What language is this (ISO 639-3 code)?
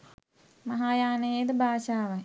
sin